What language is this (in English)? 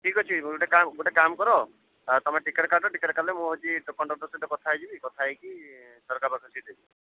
Odia